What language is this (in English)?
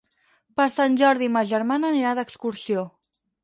Catalan